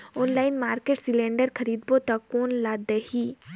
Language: Chhattisgarhi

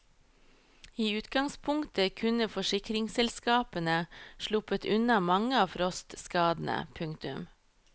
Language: Norwegian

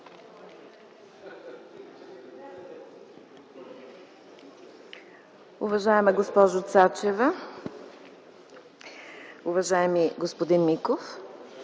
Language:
Bulgarian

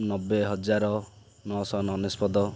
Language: Odia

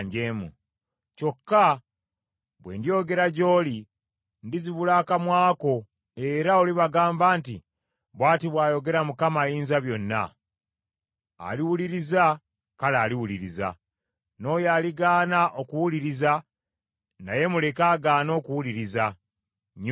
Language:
Ganda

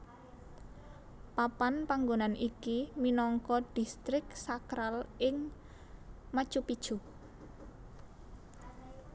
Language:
Javanese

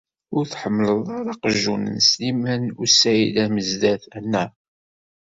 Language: Kabyle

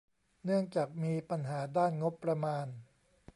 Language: Thai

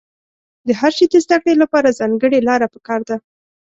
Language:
Pashto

